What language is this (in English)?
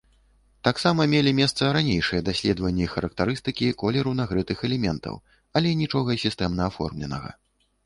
Belarusian